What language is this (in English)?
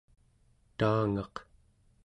Central Yupik